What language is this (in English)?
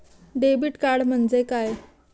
Marathi